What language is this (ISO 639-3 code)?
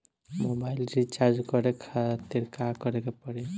bho